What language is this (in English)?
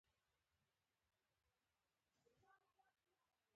Pashto